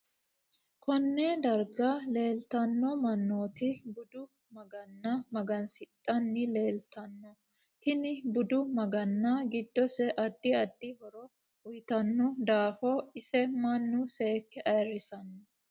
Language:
Sidamo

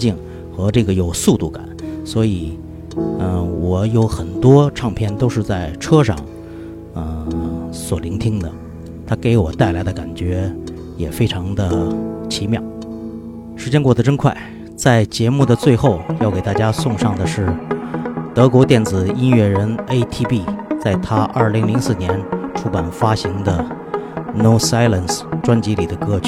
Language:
Chinese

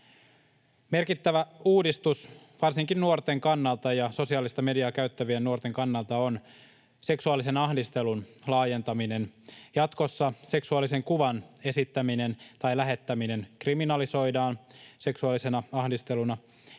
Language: Finnish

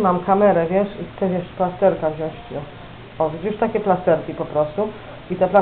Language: Polish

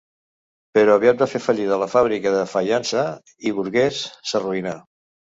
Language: Catalan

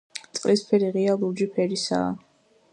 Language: Georgian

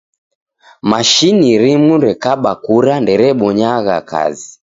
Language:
Taita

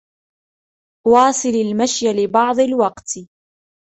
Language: Arabic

